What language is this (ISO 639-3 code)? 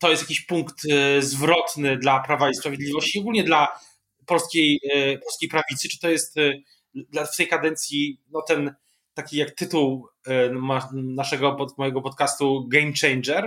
pol